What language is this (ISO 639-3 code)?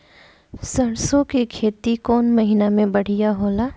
bho